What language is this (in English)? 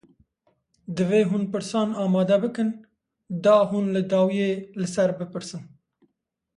Kurdish